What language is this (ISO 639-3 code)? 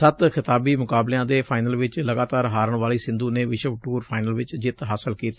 pan